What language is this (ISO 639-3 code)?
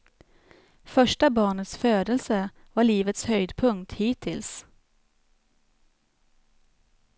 swe